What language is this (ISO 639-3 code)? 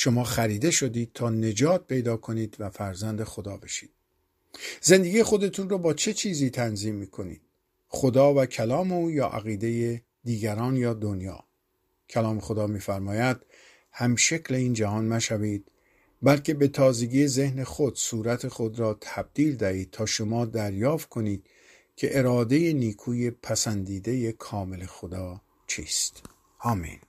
fas